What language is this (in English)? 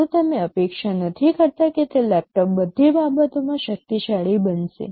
Gujarati